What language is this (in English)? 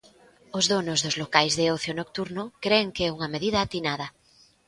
Galician